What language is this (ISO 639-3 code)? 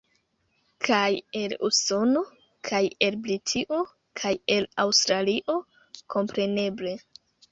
epo